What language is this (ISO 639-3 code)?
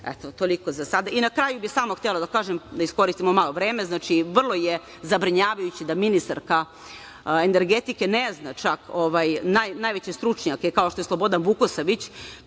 srp